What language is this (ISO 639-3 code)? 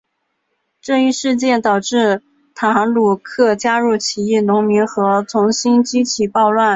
zho